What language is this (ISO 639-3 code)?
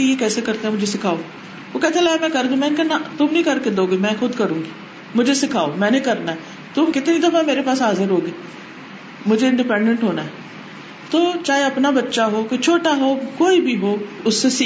urd